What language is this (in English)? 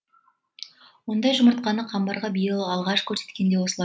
Kazakh